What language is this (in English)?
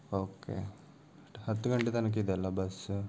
Kannada